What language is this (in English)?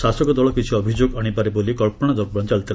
Odia